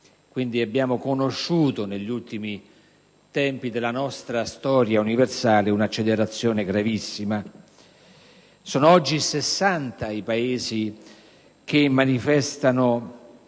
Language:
Italian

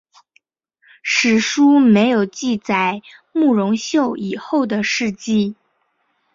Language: Chinese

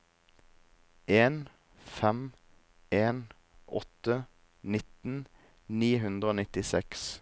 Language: Norwegian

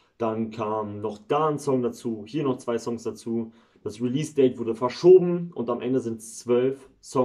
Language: German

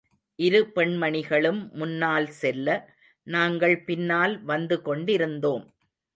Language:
Tamil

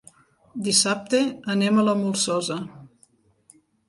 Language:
Catalan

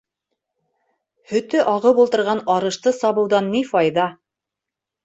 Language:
Bashkir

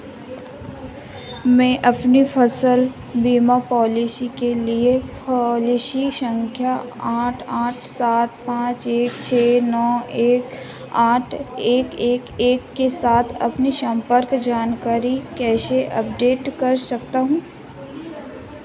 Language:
Hindi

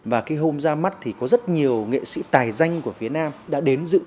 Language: Vietnamese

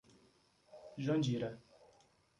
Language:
Portuguese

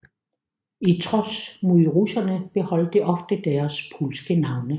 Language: Danish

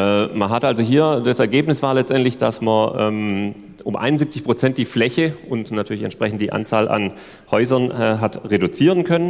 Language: German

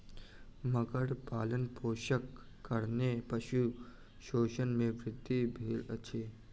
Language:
Maithili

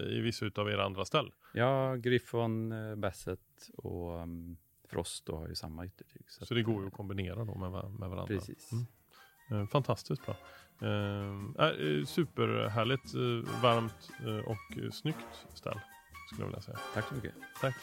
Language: Swedish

